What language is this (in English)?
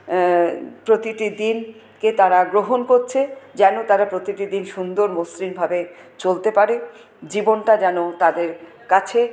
Bangla